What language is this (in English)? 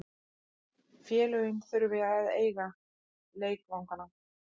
Icelandic